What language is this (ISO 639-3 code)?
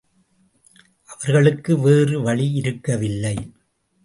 tam